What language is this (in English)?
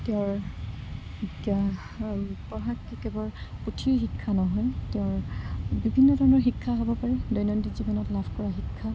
Assamese